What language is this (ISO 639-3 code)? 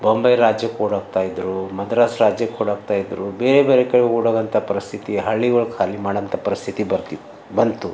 kan